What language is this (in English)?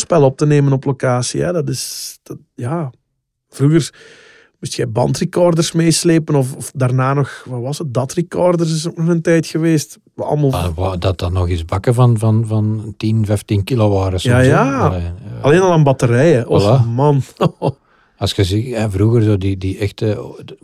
Dutch